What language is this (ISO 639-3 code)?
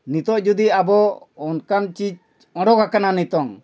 sat